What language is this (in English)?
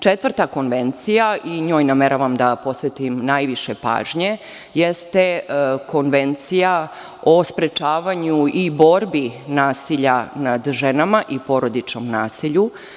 Serbian